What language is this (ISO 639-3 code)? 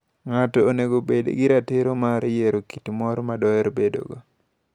luo